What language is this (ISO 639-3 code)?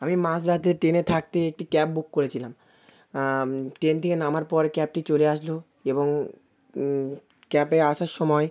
ben